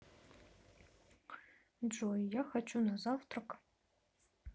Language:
Russian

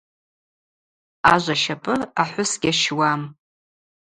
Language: Abaza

